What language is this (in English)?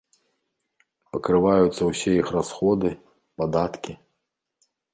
Belarusian